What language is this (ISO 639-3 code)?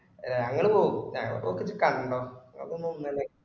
mal